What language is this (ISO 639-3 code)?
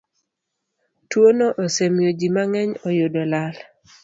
luo